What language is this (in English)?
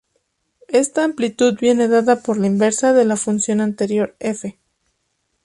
Spanish